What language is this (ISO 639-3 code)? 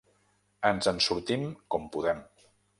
cat